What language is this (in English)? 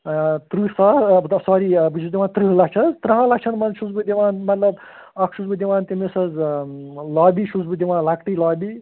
Kashmiri